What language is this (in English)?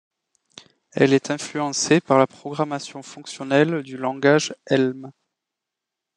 French